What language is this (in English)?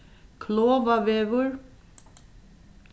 Faroese